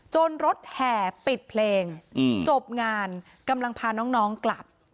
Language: Thai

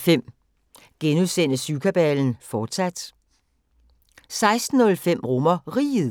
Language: Danish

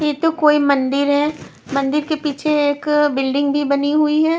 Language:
Hindi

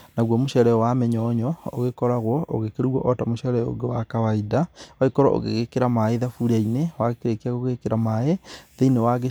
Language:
Kikuyu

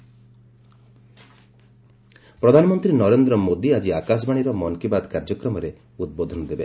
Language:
Odia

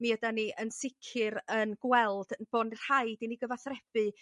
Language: Welsh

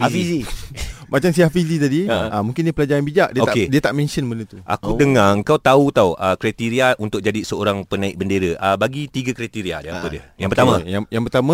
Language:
Malay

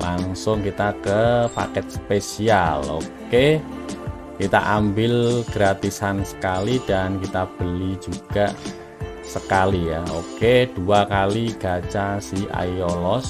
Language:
Indonesian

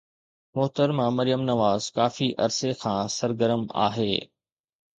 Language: Sindhi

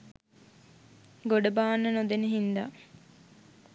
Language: Sinhala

